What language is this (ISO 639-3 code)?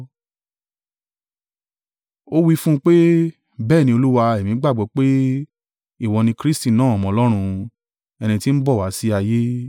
yor